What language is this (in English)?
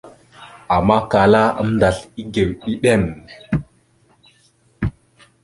Mada (Cameroon)